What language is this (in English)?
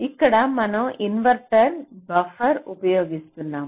Telugu